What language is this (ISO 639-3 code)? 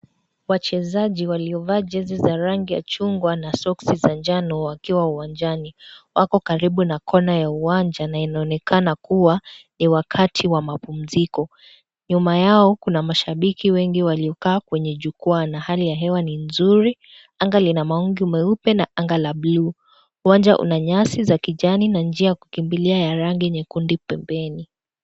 swa